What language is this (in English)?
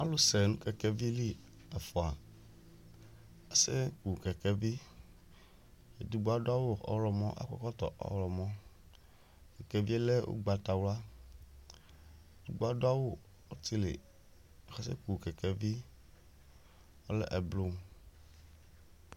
Ikposo